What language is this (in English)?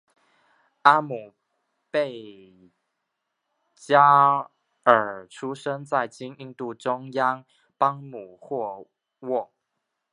Chinese